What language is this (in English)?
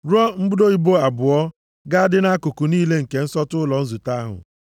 Igbo